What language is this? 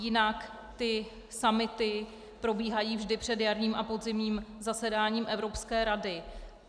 Czech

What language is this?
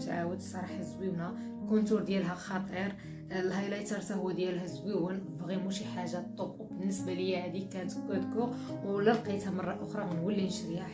Arabic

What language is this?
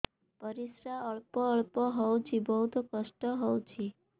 Odia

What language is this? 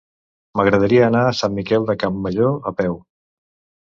Catalan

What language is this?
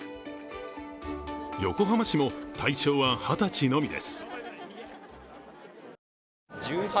Japanese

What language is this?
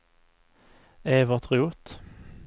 Swedish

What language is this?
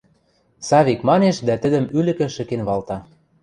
Western Mari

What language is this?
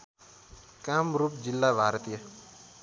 Nepali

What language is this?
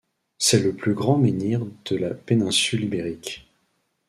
French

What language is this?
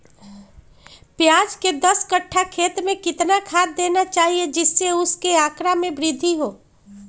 Magahi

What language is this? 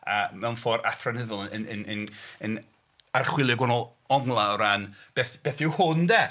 Welsh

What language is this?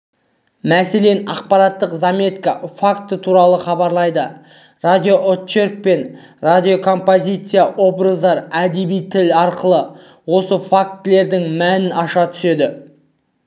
Kazakh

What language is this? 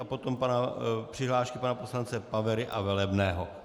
Czech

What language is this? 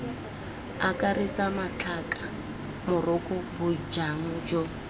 Tswana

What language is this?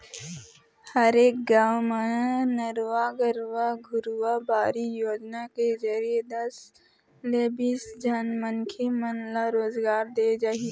Chhattisgarhi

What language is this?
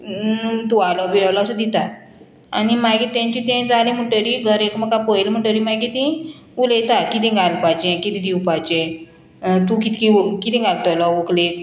Konkani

